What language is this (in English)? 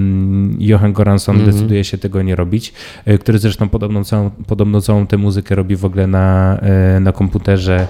Polish